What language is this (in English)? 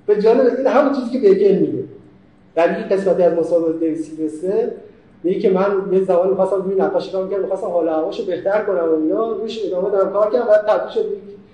Persian